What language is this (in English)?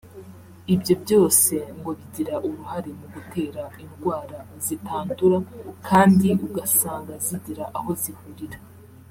Kinyarwanda